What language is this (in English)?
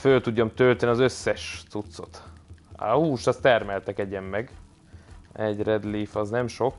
Hungarian